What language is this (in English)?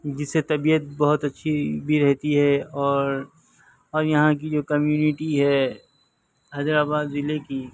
Urdu